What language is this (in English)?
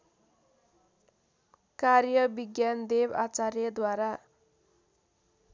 Nepali